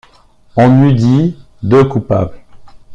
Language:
French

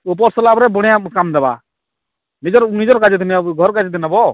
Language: Odia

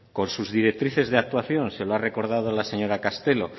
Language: Spanish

